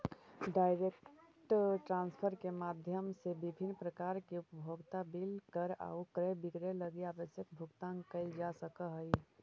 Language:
Magahi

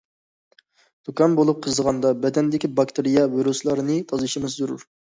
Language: Uyghur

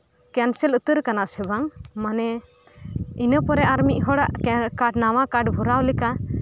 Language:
Santali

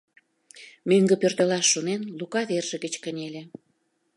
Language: Mari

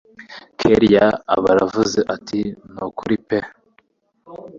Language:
Kinyarwanda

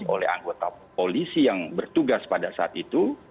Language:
Indonesian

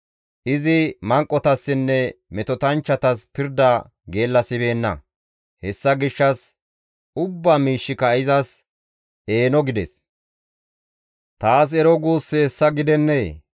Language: Gamo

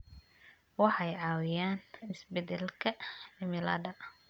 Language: Somali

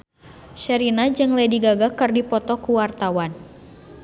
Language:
Sundanese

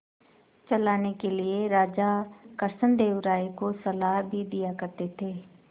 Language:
Hindi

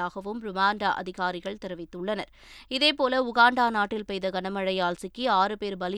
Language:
Tamil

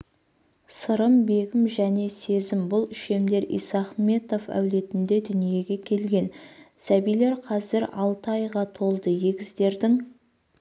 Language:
Kazakh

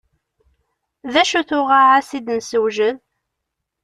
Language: Kabyle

